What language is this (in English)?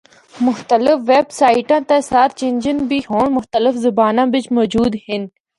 Northern Hindko